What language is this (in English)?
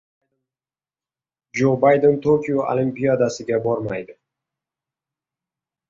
Uzbek